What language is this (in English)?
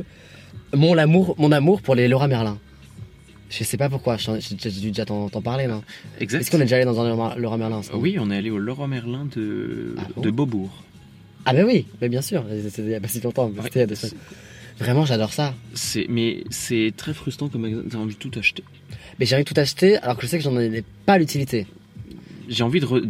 French